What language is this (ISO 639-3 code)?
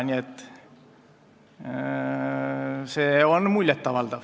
est